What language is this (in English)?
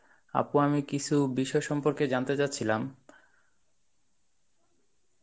Bangla